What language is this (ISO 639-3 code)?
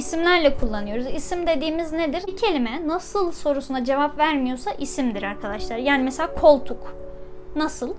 tur